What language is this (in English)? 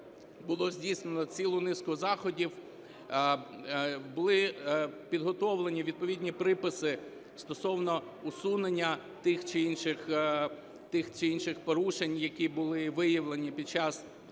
Ukrainian